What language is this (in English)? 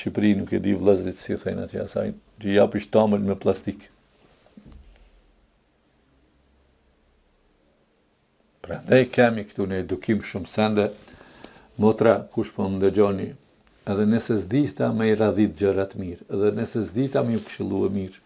Romanian